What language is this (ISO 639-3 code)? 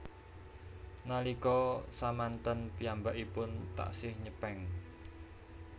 jav